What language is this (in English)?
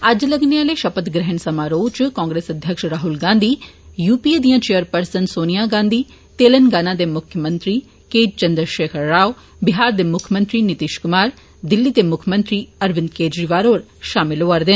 Dogri